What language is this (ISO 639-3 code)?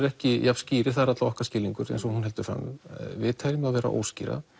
isl